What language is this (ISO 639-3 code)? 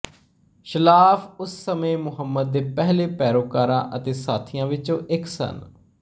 pan